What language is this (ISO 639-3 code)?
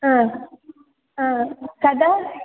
san